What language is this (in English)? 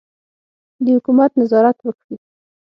Pashto